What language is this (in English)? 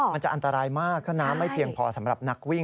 Thai